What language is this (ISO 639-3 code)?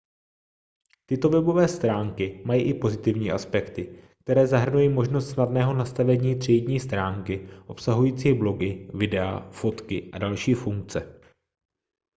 ces